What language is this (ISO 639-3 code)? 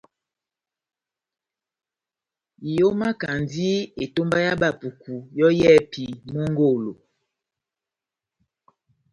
bnm